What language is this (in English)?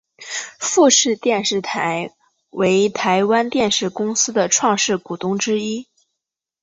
Chinese